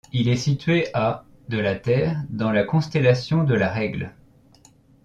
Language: French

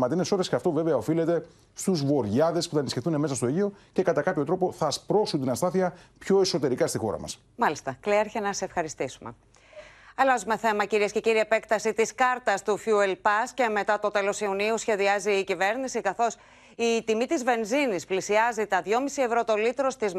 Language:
Greek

